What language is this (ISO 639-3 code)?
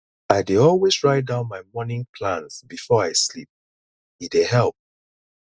pcm